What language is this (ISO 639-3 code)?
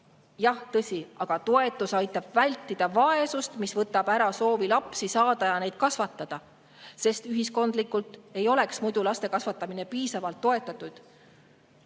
est